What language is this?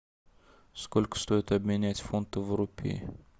Russian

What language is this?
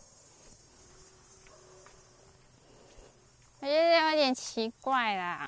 Chinese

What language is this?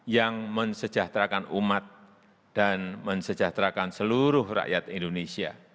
Indonesian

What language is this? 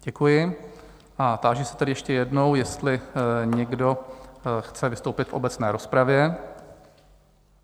Czech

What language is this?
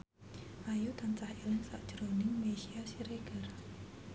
Javanese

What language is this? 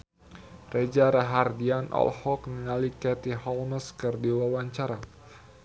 Sundanese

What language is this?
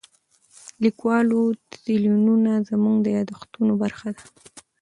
Pashto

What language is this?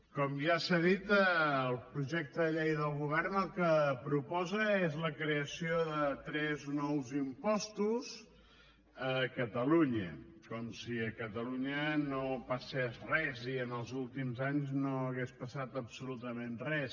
Catalan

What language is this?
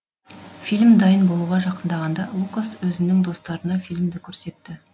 Kazakh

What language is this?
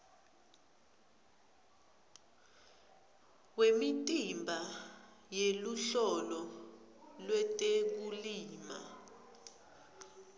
Swati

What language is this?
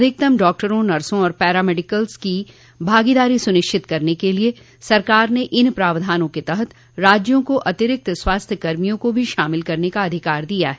Hindi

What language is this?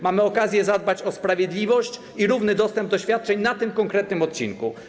Polish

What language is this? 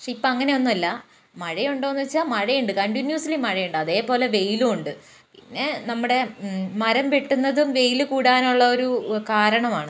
Malayalam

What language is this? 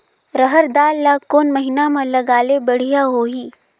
Chhattisgarhi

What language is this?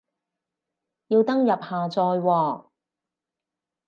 Cantonese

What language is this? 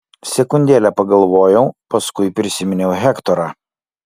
Lithuanian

